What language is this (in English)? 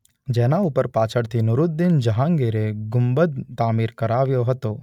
Gujarati